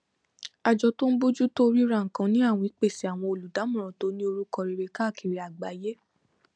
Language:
Yoruba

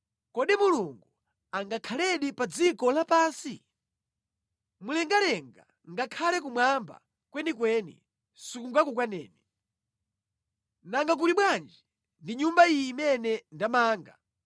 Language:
Nyanja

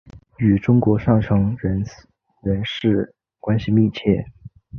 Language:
Chinese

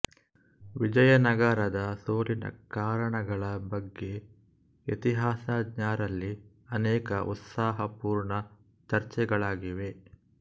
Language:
Kannada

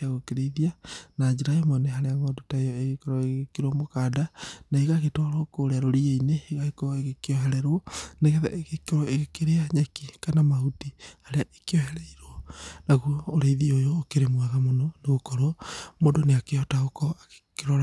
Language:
Kikuyu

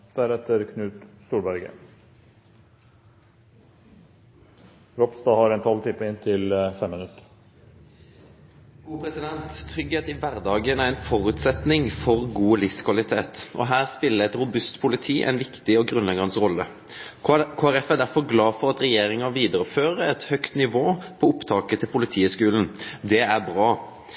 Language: Norwegian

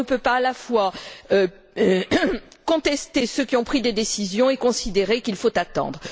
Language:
French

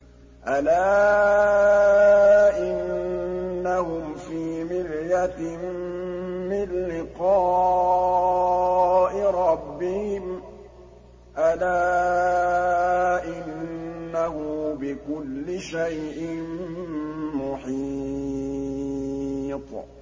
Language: Arabic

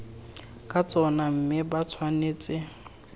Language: Tswana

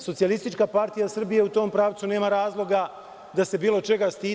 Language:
Serbian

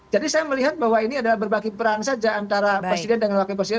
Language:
Indonesian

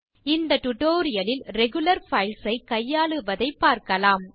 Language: Tamil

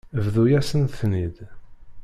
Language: Kabyle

